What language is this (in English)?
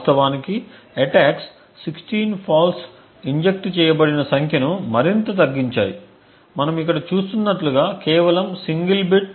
Telugu